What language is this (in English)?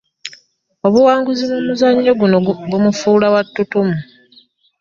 Ganda